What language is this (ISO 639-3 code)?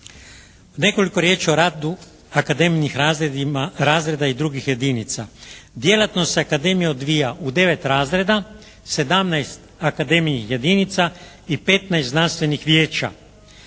hrv